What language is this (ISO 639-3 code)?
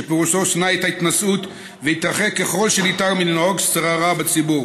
heb